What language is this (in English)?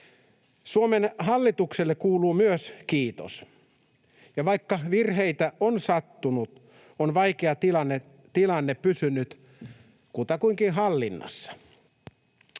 Finnish